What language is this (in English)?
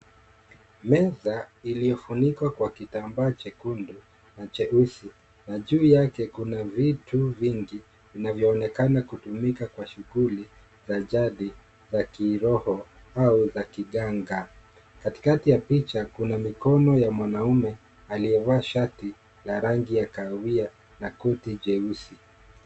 Swahili